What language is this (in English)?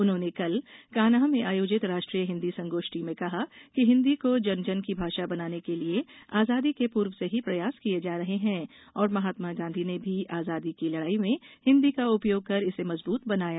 Hindi